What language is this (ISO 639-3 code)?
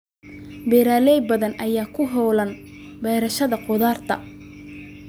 som